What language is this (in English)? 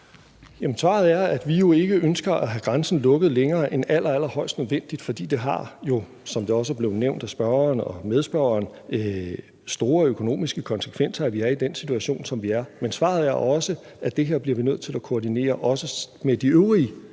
Danish